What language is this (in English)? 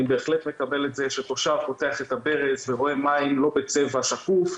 Hebrew